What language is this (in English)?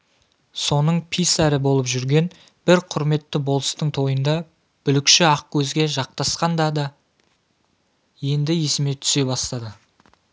Kazakh